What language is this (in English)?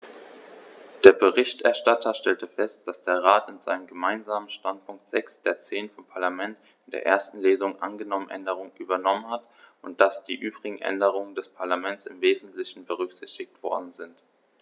German